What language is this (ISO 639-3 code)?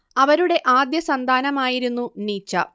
mal